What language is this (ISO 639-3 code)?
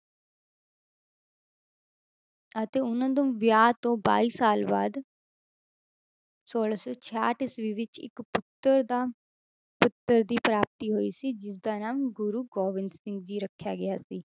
pan